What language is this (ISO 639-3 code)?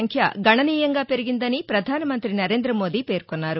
tel